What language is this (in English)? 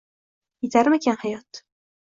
Uzbek